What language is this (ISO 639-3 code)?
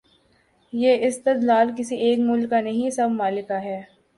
urd